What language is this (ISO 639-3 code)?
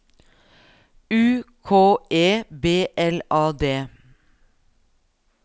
nor